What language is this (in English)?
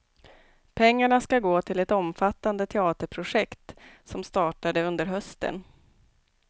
Swedish